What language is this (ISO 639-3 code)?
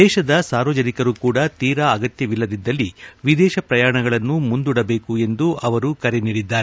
kan